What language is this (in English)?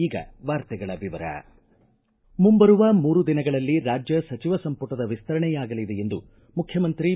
Kannada